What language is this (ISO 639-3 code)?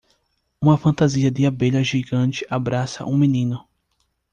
por